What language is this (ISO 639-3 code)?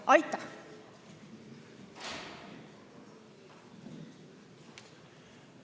est